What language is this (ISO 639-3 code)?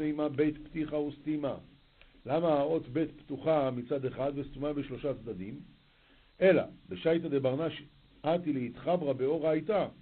heb